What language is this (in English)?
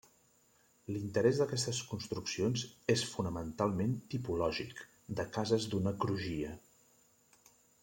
Catalan